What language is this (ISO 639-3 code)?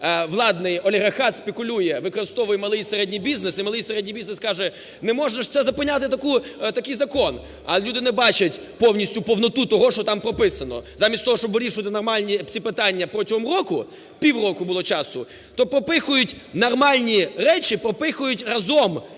ukr